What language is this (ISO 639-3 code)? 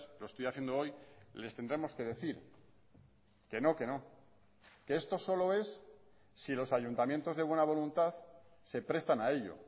spa